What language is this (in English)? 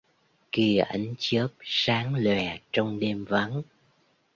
Vietnamese